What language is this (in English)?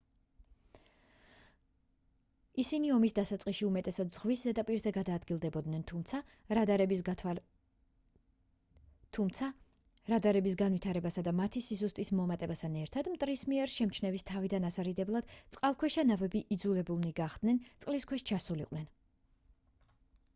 Georgian